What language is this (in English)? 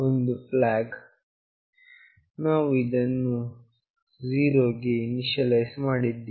Kannada